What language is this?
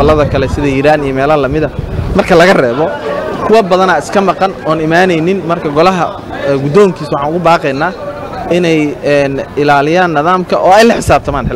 Arabic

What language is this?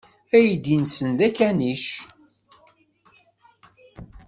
Kabyle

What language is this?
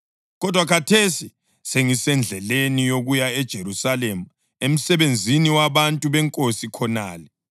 North Ndebele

